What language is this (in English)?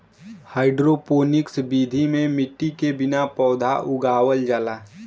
Bhojpuri